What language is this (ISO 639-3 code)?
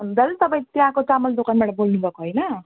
nep